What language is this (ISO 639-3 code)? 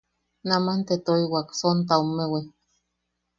yaq